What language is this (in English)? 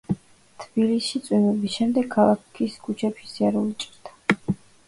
Georgian